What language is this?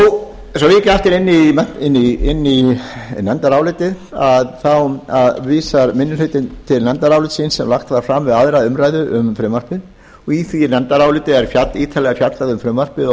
Icelandic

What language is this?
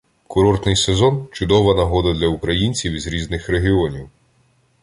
Ukrainian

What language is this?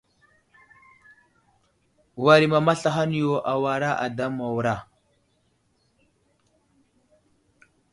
Wuzlam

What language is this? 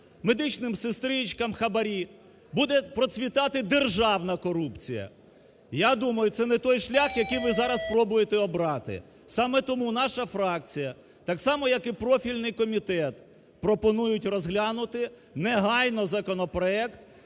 Ukrainian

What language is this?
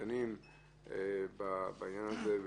Hebrew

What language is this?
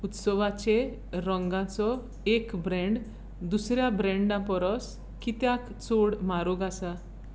Konkani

